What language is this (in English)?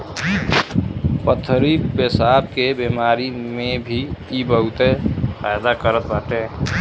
Bhojpuri